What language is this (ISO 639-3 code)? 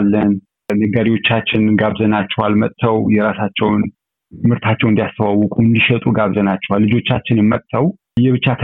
amh